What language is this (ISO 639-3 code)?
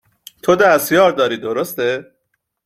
fas